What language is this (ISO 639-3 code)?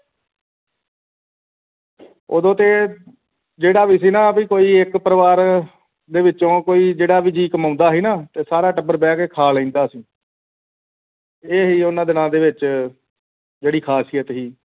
pan